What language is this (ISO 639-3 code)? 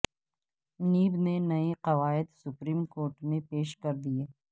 urd